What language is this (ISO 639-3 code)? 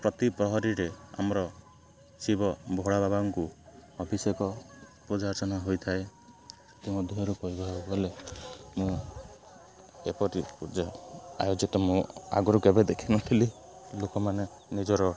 ori